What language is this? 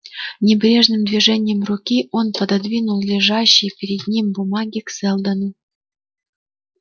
Russian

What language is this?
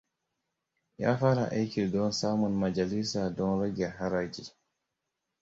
Hausa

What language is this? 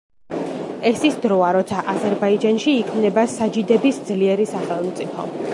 Georgian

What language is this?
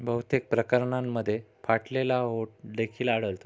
Marathi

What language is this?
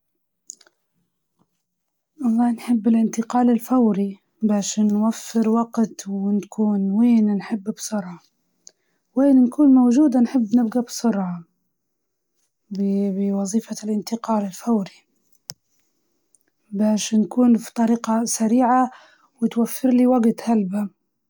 Libyan Arabic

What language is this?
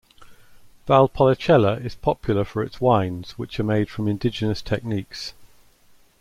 English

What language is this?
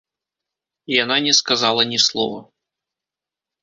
Belarusian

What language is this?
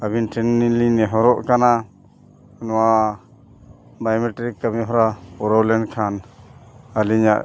Santali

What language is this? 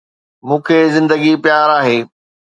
Sindhi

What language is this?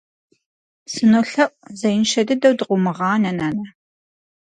Kabardian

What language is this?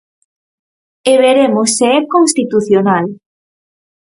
Galician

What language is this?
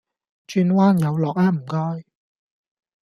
Cantonese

